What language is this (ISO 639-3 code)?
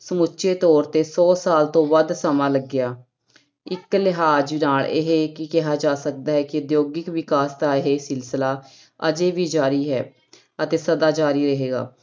pan